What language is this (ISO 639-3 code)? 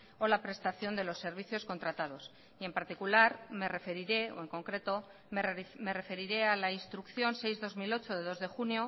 spa